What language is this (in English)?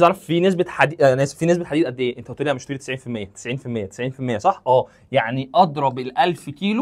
Arabic